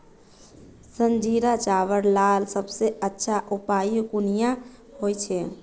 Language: Magahi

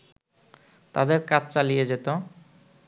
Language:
Bangla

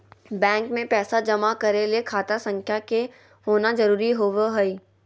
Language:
Magahi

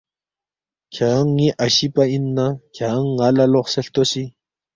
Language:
Balti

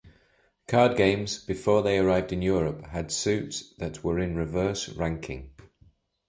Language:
English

